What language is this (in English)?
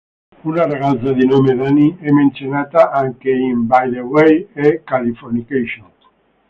Italian